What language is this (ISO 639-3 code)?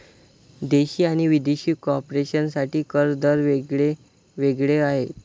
mar